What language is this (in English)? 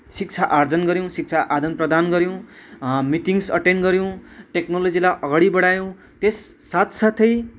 Nepali